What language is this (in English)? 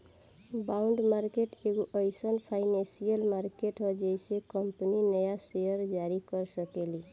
Bhojpuri